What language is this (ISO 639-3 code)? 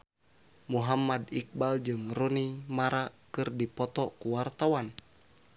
sun